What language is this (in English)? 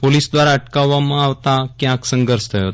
Gujarati